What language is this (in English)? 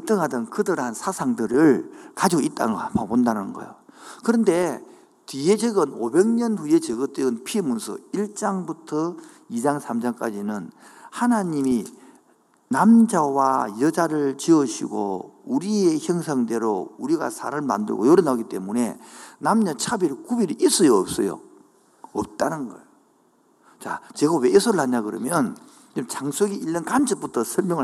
Korean